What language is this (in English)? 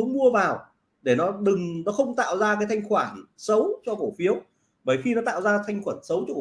Vietnamese